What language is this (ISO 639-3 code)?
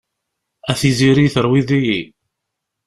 kab